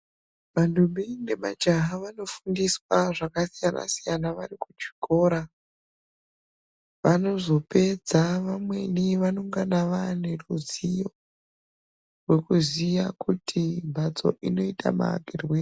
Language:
Ndau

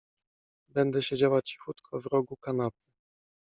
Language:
Polish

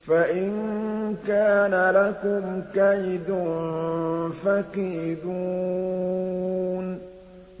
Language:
Arabic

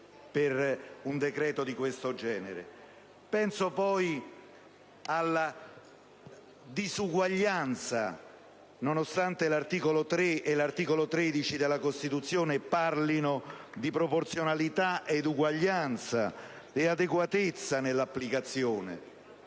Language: Italian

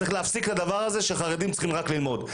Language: Hebrew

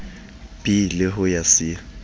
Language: Southern Sotho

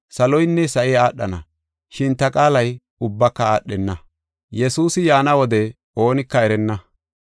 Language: Gofa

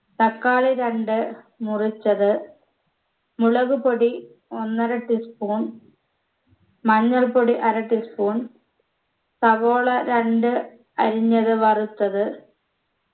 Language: Malayalam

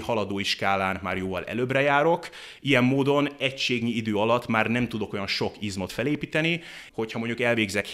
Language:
Hungarian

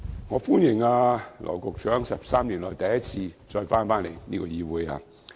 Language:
Cantonese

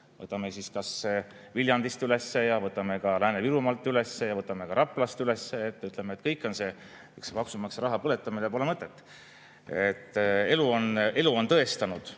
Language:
Estonian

